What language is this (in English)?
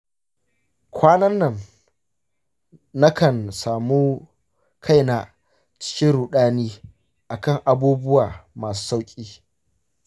Hausa